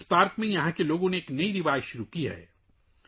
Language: Urdu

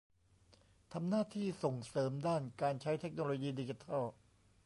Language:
Thai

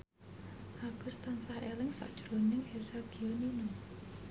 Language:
Javanese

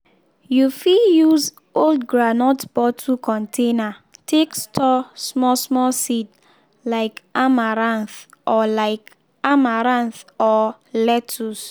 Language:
Nigerian Pidgin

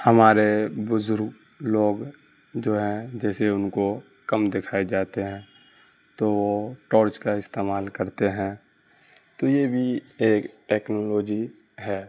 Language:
Urdu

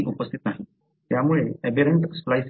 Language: Marathi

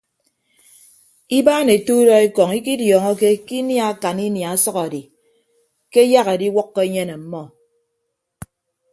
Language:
Ibibio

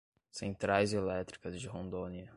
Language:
Portuguese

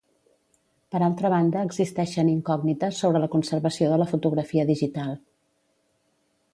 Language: Catalan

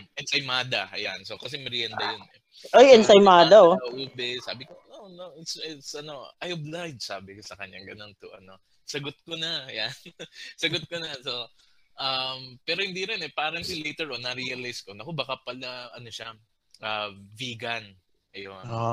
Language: Filipino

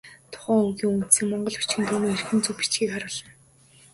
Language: Mongolian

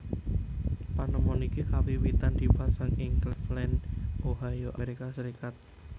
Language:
Javanese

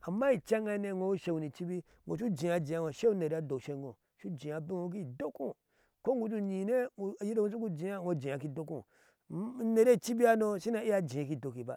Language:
Ashe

